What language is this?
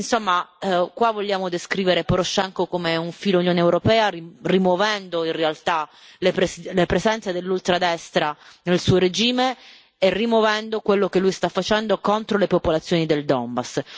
Italian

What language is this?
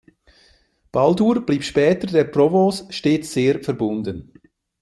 German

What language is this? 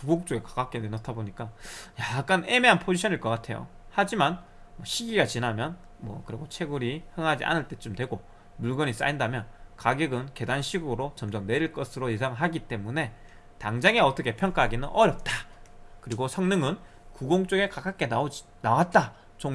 Korean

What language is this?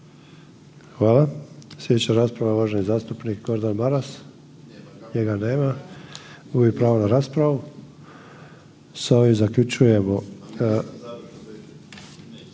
Croatian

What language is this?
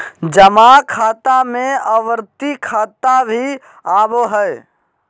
Magahi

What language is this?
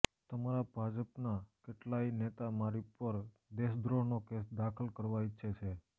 Gujarati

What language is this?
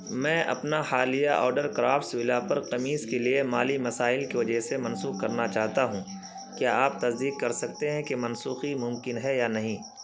Urdu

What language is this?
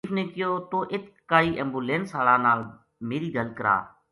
Gujari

